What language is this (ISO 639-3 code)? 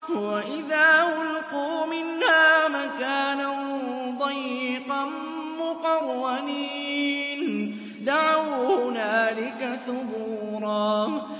ara